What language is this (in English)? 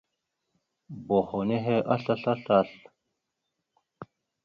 Mada (Cameroon)